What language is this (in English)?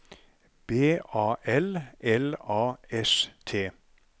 Norwegian